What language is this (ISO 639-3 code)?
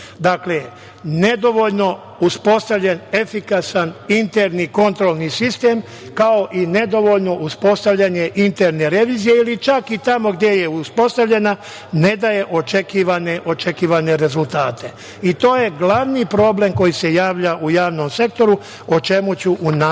srp